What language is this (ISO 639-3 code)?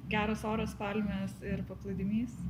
lit